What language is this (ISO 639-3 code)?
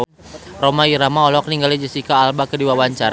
sun